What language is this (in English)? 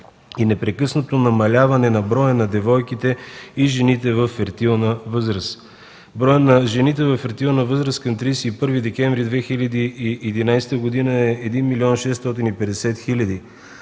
Bulgarian